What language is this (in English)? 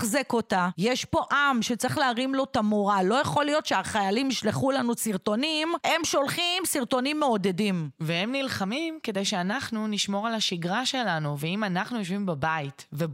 Hebrew